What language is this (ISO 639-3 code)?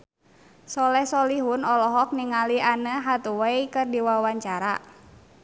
sun